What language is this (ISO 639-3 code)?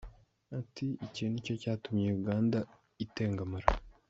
kin